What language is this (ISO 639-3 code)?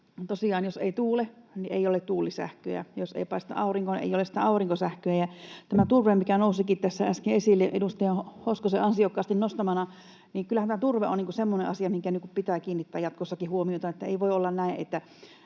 fin